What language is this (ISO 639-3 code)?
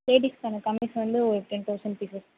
tam